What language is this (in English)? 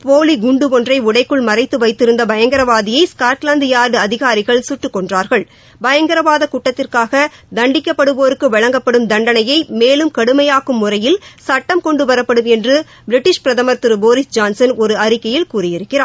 Tamil